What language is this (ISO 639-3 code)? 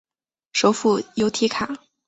zho